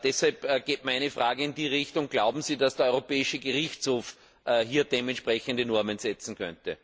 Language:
German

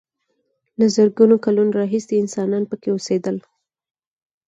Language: Pashto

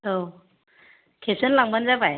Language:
Bodo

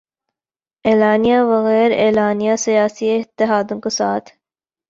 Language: Urdu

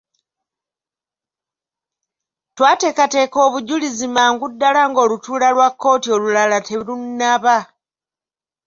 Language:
Ganda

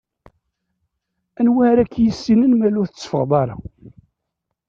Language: Kabyle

